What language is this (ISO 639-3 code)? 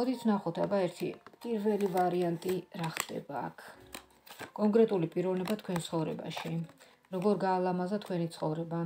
ron